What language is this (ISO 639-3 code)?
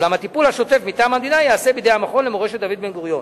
heb